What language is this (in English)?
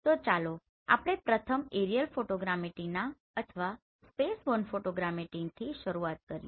Gujarati